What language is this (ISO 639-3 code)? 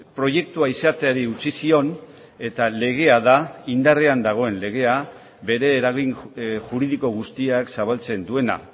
eus